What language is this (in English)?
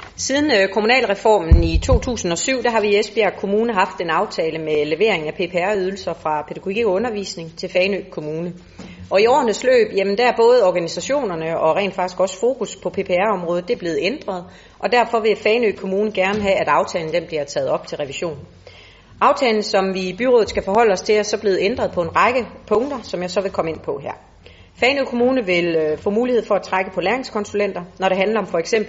Danish